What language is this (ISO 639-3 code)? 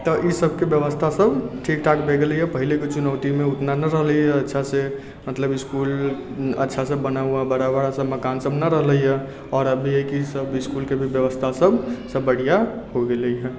mai